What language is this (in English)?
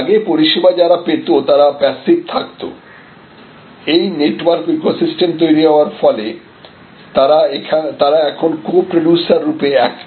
Bangla